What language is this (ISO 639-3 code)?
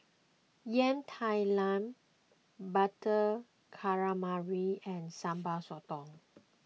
eng